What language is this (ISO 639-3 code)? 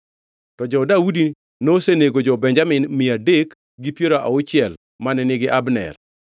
luo